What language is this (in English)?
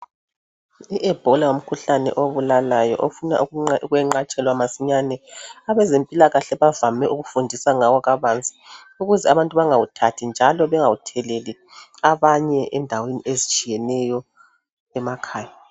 North Ndebele